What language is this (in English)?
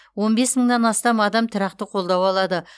Kazakh